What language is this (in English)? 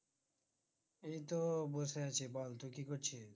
Bangla